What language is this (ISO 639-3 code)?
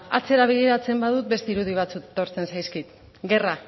eus